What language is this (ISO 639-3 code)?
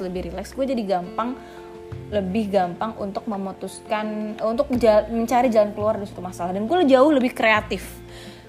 ind